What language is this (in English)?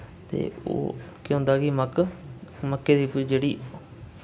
Dogri